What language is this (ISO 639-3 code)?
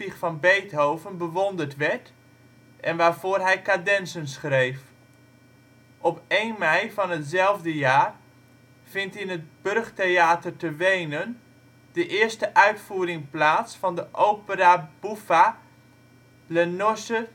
nld